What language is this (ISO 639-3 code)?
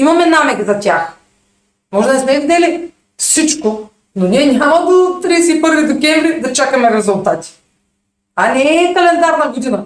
bul